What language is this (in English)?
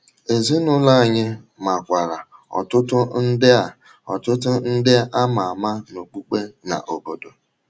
Igbo